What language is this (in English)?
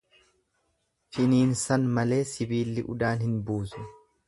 Oromo